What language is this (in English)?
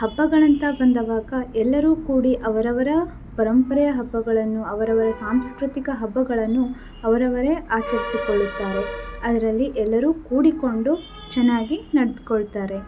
Kannada